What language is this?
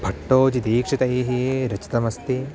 Sanskrit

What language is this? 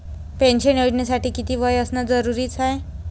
Marathi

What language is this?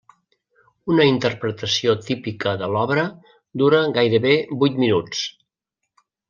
Catalan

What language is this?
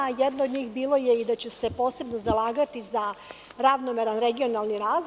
Serbian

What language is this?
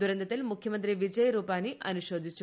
Malayalam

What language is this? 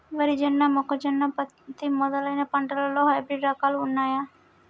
Telugu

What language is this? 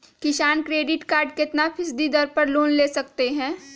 Magahi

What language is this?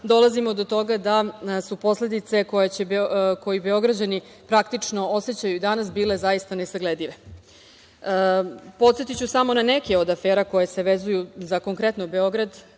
Serbian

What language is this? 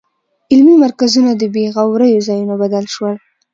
Pashto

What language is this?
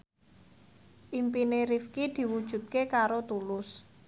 Javanese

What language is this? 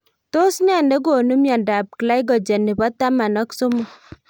Kalenjin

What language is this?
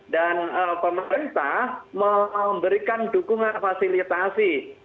Indonesian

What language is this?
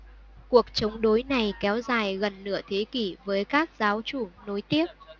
Vietnamese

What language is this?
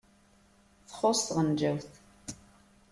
Kabyle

